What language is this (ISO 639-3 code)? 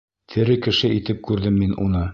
bak